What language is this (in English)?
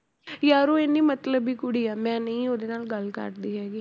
Punjabi